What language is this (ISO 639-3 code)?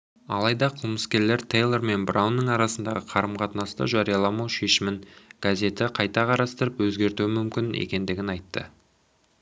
kaz